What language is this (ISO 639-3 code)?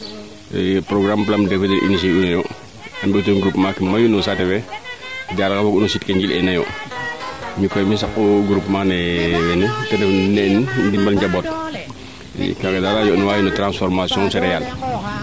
srr